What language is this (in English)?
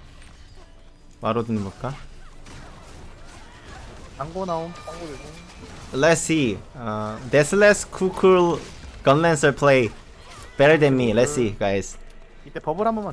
Korean